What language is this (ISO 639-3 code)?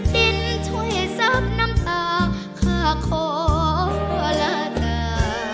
tha